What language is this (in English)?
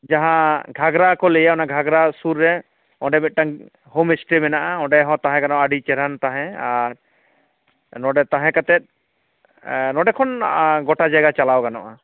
Santali